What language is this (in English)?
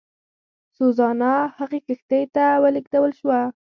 Pashto